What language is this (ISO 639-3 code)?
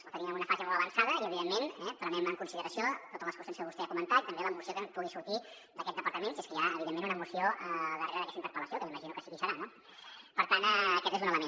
cat